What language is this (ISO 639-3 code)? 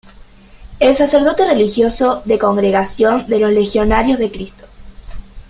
spa